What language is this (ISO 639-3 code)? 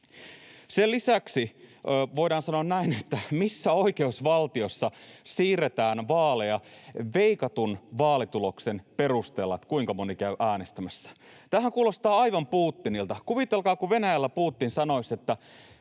fin